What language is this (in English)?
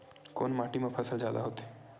Chhattisgarhi